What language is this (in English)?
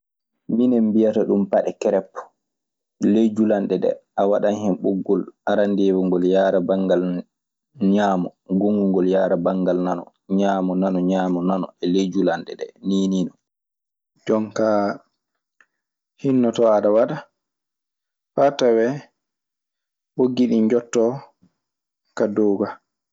Maasina Fulfulde